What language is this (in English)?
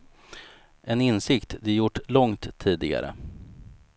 Swedish